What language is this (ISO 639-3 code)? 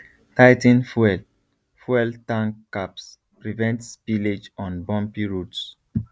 pcm